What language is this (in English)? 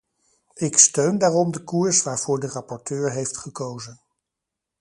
Dutch